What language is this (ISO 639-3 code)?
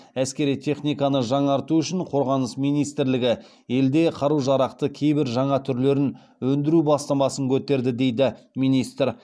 kaz